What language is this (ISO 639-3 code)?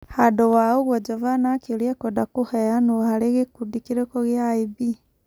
kik